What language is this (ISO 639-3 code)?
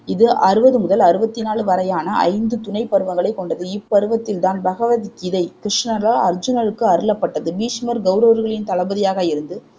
tam